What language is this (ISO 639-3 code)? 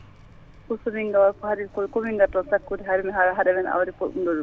ful